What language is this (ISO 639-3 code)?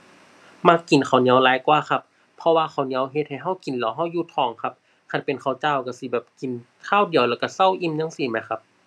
tha